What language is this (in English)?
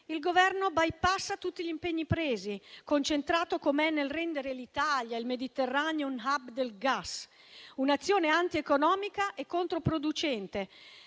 Italian